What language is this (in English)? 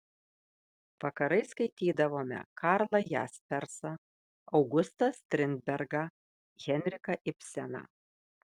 Lithuanian